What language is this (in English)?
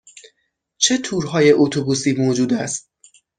Persian